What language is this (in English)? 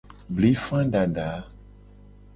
Gen